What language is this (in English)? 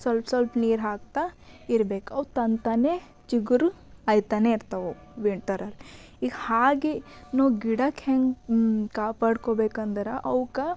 Kannada